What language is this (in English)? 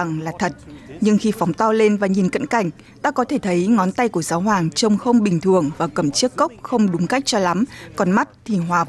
Vietnamese